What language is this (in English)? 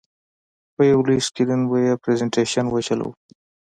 Pashto